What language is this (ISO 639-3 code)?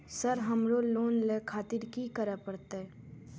mai